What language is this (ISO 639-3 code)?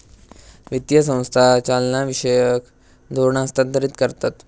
mar